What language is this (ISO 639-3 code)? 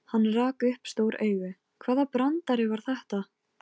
isl